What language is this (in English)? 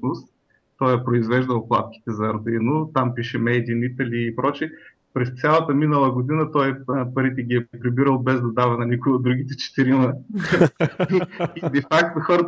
Bulgarian